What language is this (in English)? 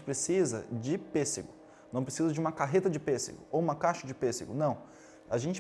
Portuguese